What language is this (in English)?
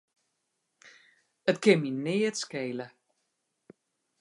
Western Frisian